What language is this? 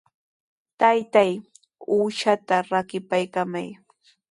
Sihuas Ancash Quechua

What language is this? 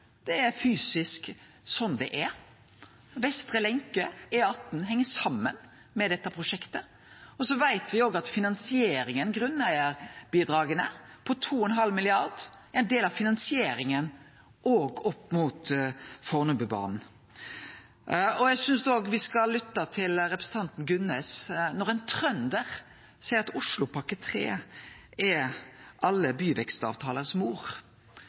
Norwegian Nynorsk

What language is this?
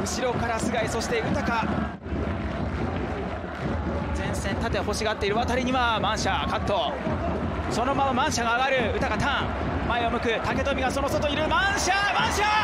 Japanese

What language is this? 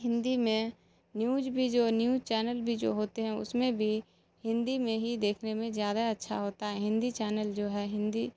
Urdu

